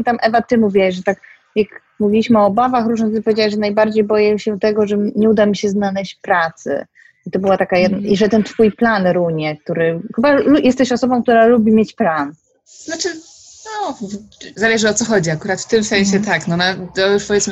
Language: Polish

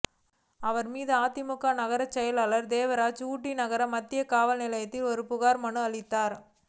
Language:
Tamil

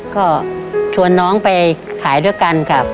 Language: Thai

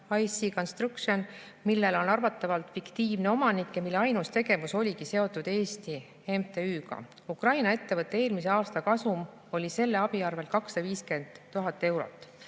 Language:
Estonian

